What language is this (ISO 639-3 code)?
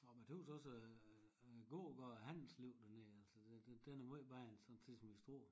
dan